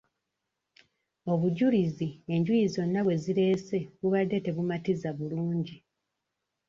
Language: Ganda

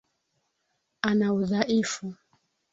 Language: Swahili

